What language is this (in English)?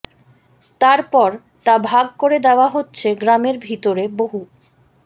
Bangla